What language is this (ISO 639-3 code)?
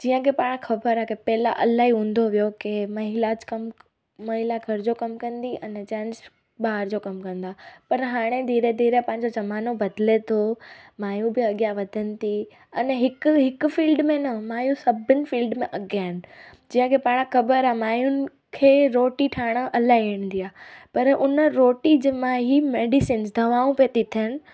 snd